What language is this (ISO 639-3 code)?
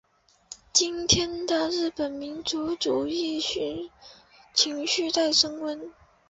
zho